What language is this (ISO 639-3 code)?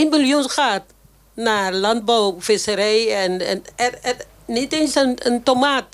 nld